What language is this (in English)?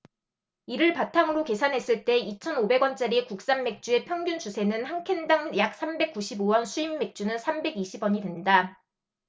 Korean